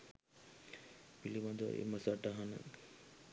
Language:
Sinhala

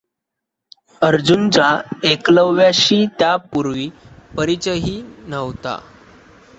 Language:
Marathi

